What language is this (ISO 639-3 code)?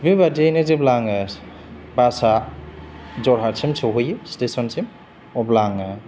brx